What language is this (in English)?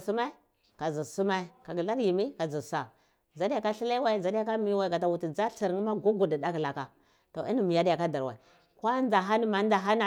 Cibak